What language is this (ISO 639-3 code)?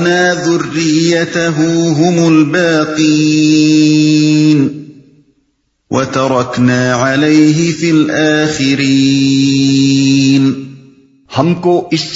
urd